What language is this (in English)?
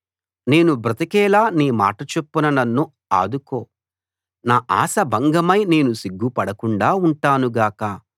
Telugu